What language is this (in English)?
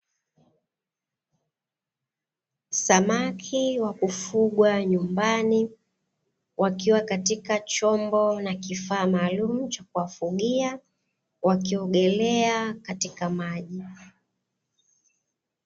Swahili